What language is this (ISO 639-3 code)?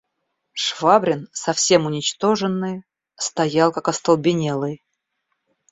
rus